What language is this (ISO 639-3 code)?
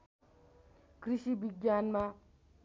nep